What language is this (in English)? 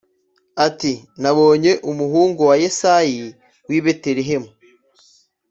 Kinyarwanda